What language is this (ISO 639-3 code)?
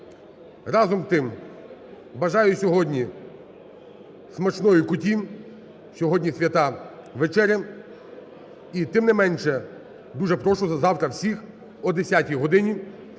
ukr